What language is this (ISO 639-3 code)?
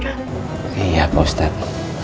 ind